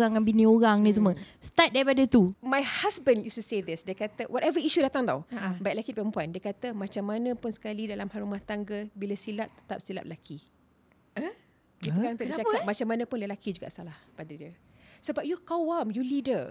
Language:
Malay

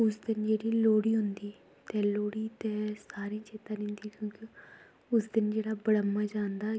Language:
Dogri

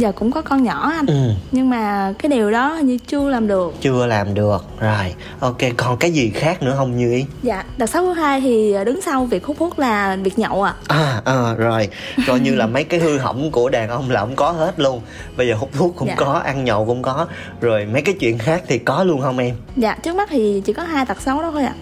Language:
Vietnamese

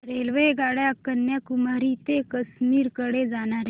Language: Marathi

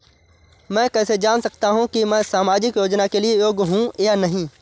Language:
Hindi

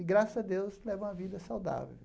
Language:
Portuguese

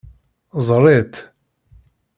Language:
Kabyle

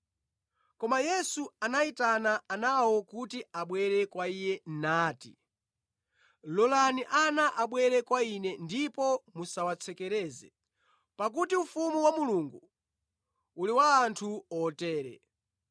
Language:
Nyanja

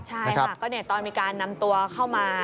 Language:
Thai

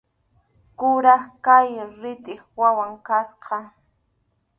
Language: Arequipa-La Unión Quechua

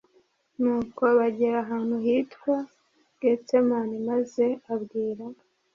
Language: Kinyarwanda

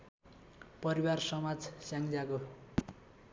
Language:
Nepali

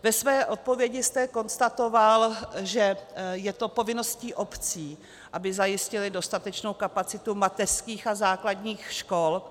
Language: Czech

